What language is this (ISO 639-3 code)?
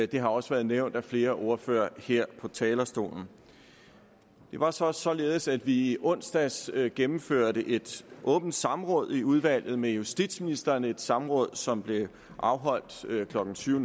dan